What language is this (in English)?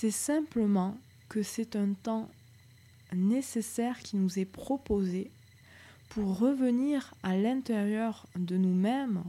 French